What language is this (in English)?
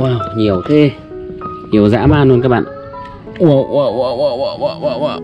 Vietnamese